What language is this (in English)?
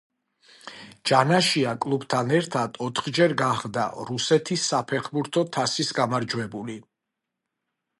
Georgian